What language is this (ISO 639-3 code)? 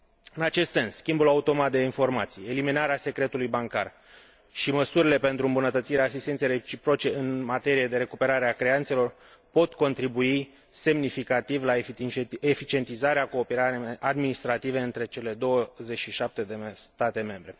ron